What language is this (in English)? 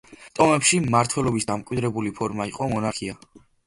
Georgian